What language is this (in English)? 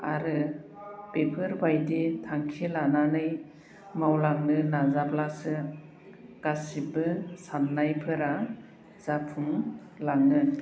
Bodo